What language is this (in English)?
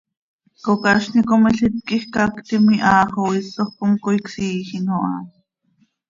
Seri